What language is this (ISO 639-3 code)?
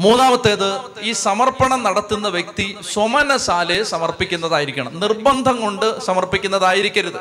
mal